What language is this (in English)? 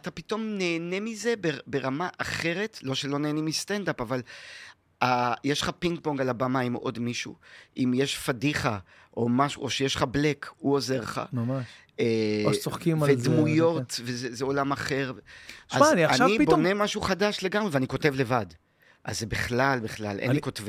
Hebrew